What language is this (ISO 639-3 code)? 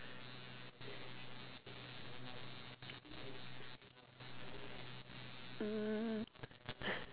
eng